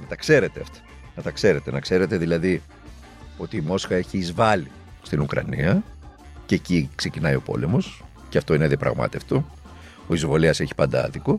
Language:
Greek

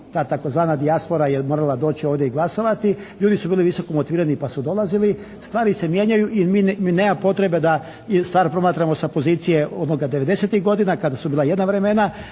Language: Croatian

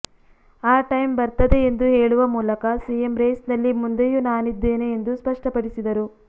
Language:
Kannada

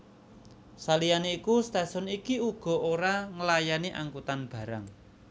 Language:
Javanese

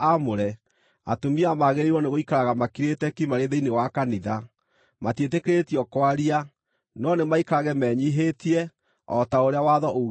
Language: Kikuyu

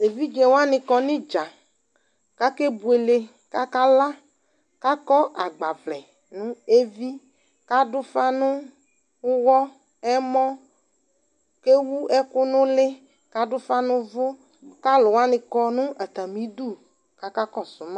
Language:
Ikposo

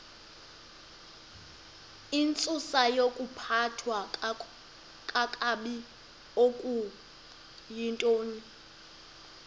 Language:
Xhosa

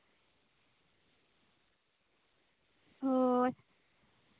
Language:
Santali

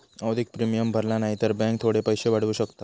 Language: Marathi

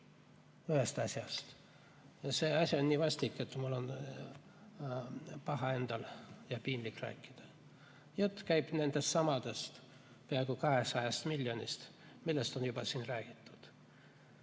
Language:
Estonian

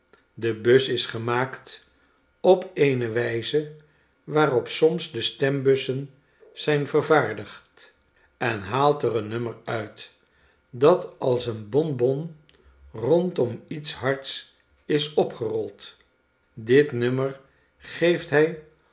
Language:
Dutch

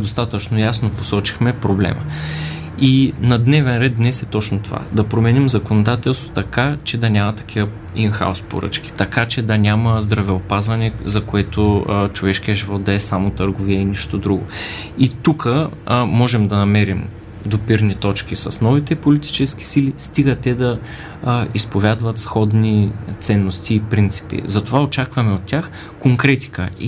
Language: Bulgarian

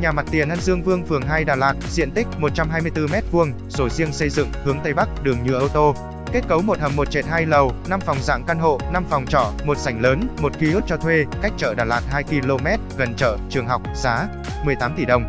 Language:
Vietnamese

